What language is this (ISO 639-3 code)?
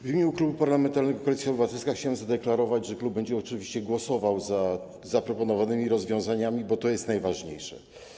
pol